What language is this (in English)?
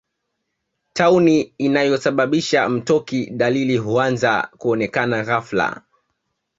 Swahili